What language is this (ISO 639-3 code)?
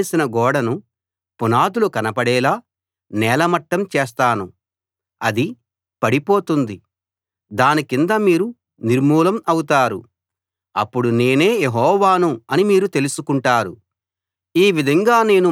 tel